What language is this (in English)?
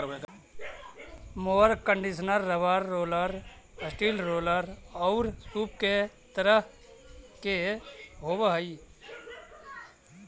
Magahi